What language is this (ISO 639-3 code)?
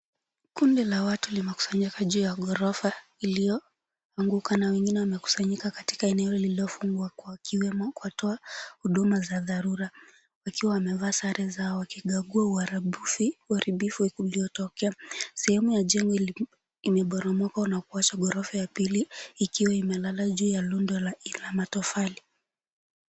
swa